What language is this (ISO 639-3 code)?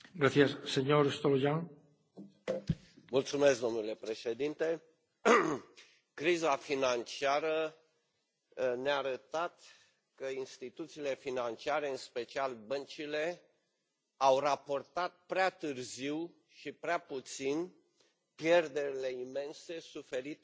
ron